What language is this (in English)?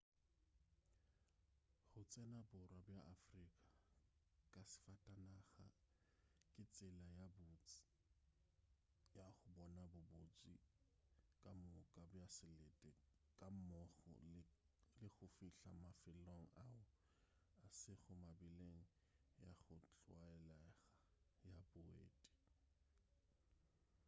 Northern Sotho